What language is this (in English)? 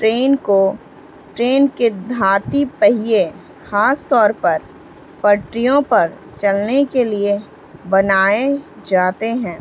Urdu